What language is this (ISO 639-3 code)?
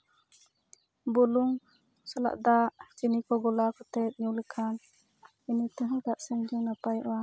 sat